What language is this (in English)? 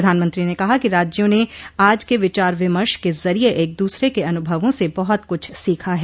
Hindi